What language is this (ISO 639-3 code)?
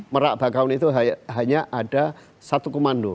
ind